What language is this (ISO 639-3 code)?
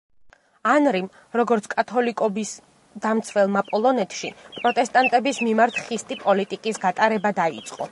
kat